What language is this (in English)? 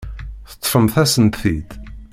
Kabyle